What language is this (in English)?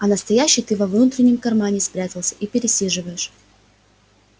Russian